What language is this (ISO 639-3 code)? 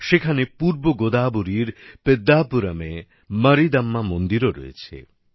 ben